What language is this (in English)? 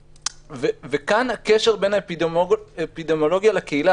Hebrew